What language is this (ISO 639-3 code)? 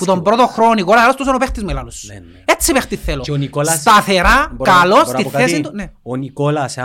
ell